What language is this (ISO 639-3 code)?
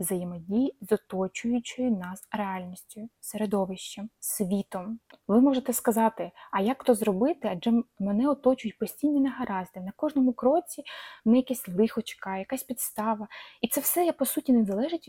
ukr